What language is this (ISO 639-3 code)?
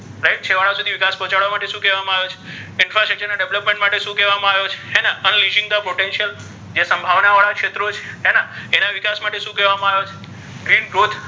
guj